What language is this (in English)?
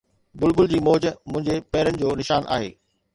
Sindhi